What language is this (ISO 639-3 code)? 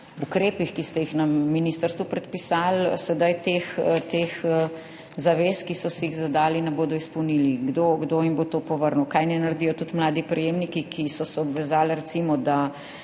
slv